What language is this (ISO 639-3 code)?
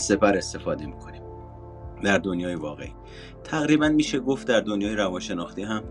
fas